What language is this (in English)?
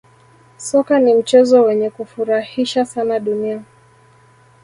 Swahili